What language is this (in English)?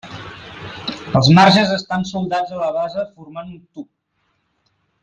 Catalan